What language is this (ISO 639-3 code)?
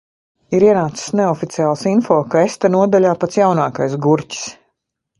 lav